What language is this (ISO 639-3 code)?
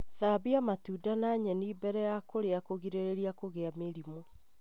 kik